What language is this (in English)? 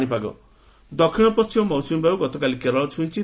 Odia